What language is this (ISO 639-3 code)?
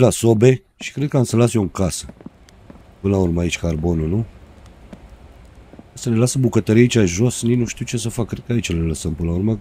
ron